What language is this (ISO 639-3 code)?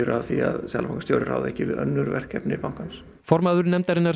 isl